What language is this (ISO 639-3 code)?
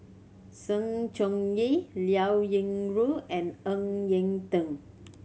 eng